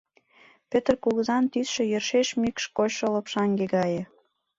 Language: Mari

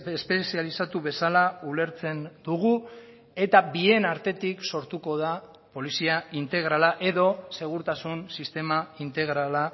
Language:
Basque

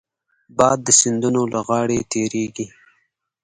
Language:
Pashto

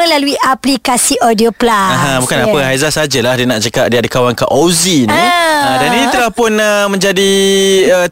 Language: Malay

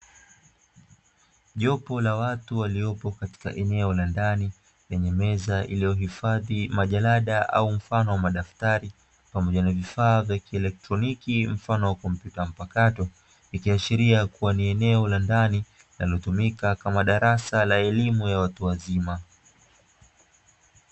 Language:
Swahili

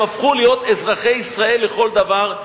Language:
Hebrew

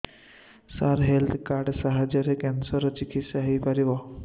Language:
Odia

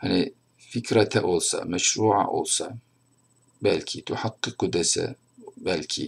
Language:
Turkish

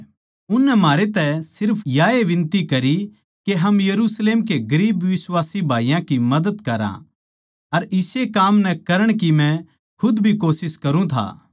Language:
Haryanvi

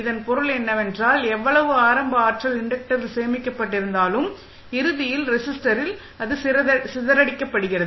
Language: Tamil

